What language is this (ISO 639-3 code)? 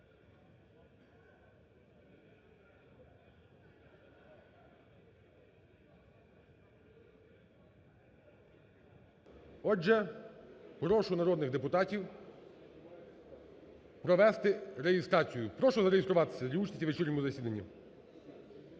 ukr